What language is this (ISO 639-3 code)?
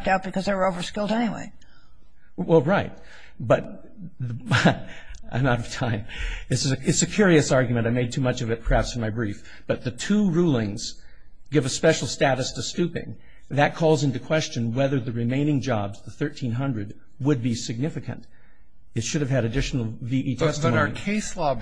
eng